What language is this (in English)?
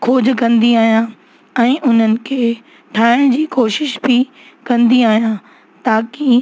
Sindhi